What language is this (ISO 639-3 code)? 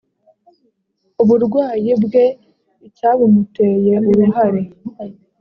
kin